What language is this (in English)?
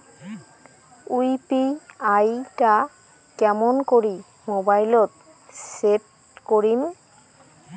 Bangla